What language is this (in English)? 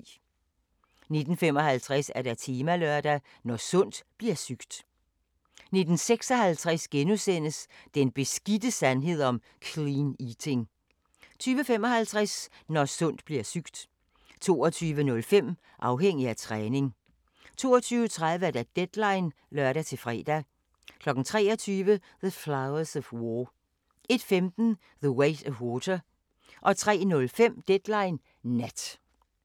Danish